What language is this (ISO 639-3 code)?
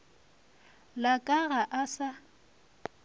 nso